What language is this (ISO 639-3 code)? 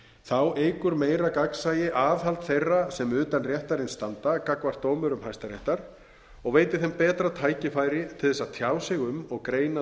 isl